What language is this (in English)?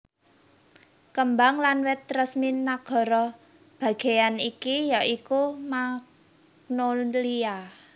Javanese